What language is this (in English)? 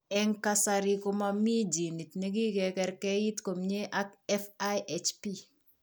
Kalenjin